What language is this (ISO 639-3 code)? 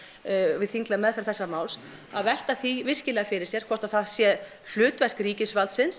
isl